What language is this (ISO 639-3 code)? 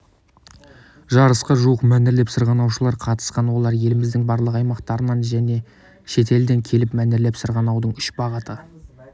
kaz